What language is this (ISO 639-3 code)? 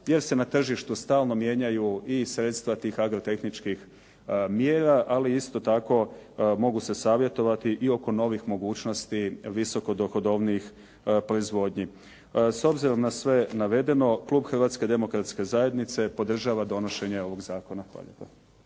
hrv